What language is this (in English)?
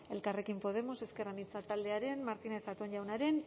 Basque